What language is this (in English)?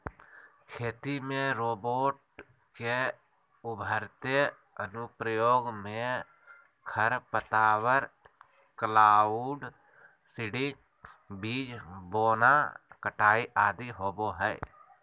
Magahi